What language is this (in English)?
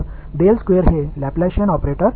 Tamil